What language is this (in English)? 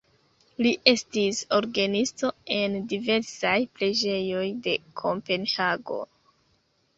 Esperanto